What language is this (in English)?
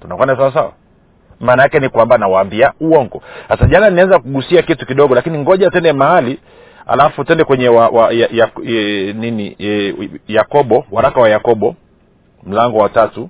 Swahili